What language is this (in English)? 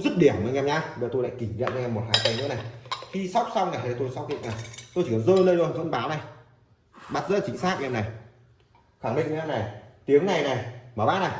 Vietnamese